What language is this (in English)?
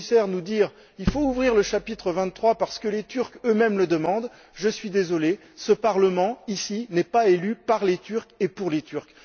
French